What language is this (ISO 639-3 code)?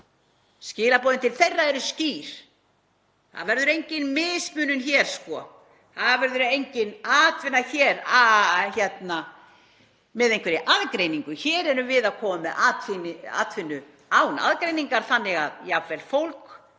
isl